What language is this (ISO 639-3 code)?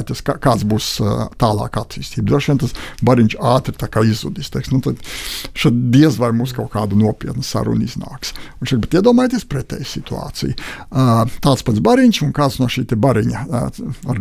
lav